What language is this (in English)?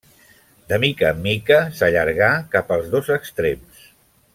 Catalan